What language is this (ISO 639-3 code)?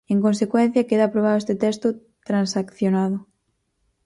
glg